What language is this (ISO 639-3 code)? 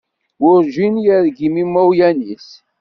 kab